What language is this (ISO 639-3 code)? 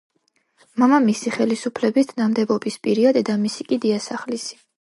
kat